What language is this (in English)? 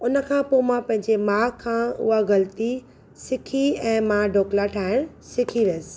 Sindhi